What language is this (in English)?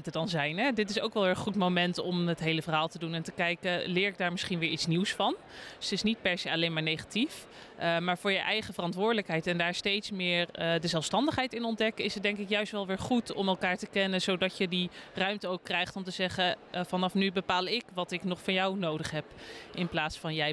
Dutch